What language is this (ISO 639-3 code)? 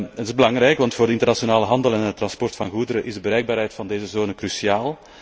nld